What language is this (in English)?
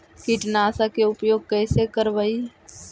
Magahi